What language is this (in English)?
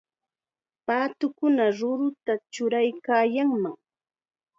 Chiquián Ancash Quechua